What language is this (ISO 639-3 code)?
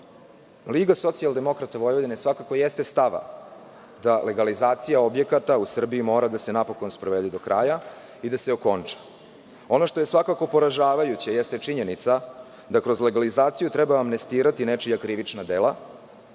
srp